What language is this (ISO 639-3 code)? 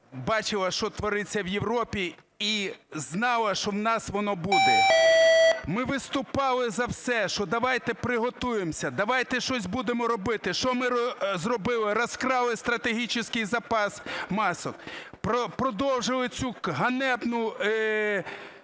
ukr